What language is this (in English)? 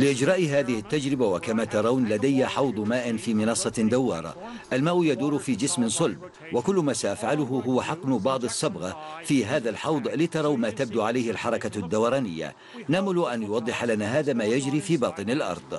Arabic